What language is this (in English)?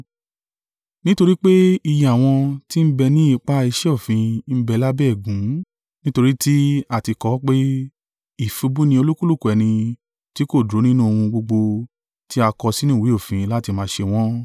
Yoruba